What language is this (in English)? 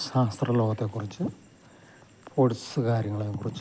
Malayalam